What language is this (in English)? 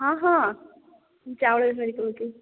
Odia